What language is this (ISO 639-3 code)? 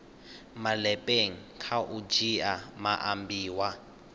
ven